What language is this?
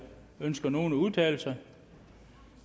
Danish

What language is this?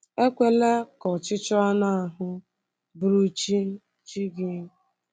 Igbo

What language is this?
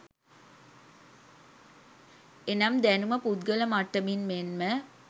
Sinhala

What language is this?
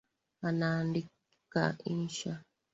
Swahili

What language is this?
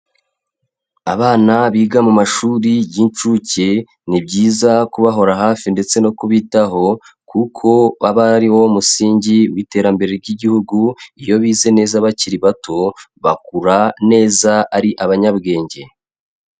Kinyarwanda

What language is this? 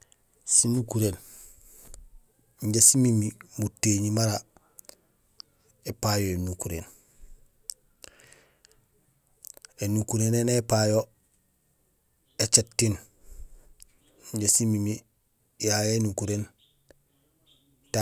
Gusilay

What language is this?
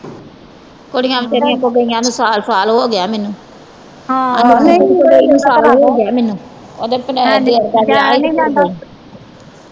Punjabi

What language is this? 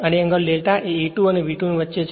Gujarati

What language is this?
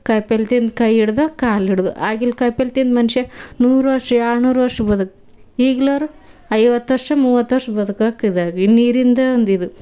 Kannada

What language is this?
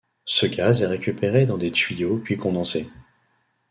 French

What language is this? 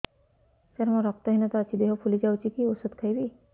Odia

